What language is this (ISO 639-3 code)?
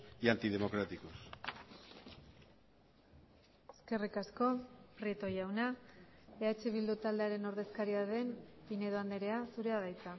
eus